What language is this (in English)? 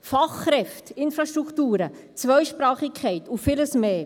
Swiss German